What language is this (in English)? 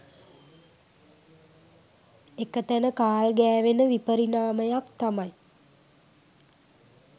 Sinhala